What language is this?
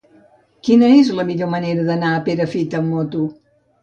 Catalan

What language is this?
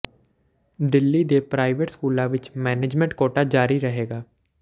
Punjabi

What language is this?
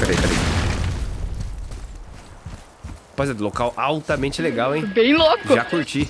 Portuguese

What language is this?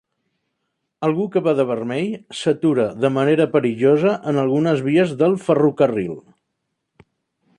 Catalan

